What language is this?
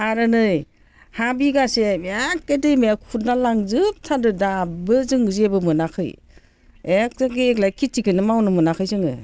Bodo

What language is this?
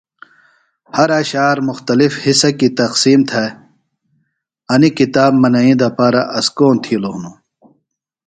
Phalura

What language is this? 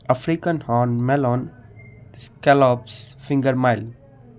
Sindhi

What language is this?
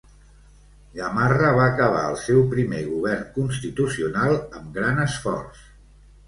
Catalan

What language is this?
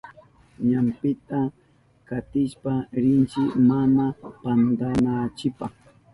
Southern Pastaza Quechua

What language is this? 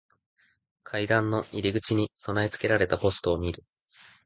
Japanese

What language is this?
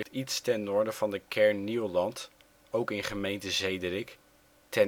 Dutch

